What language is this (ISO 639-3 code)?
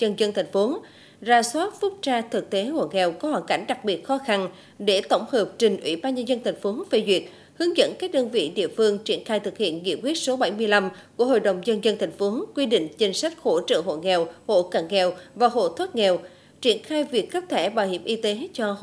vie